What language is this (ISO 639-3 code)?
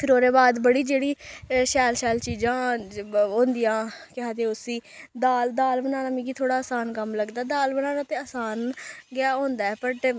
doi